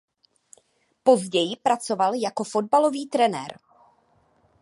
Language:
Czech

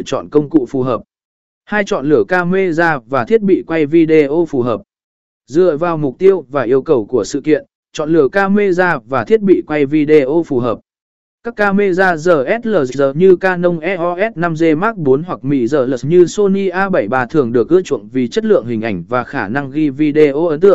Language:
Vietnamese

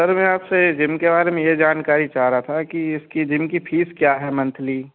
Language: Hindi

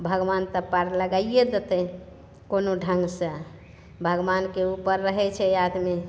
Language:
Maithili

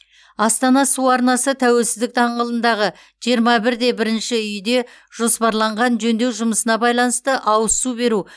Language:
Kazakh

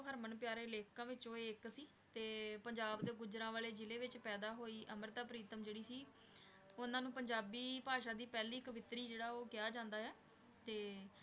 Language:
Punjabi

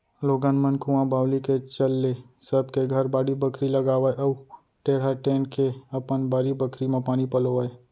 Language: Chhattisgarhi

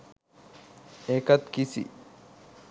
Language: Sinhala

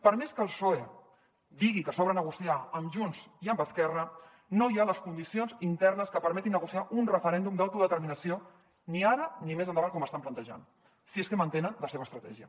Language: Catalan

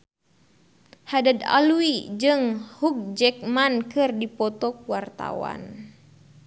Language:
Sundanese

